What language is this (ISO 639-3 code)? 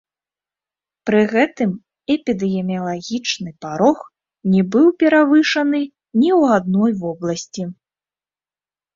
bel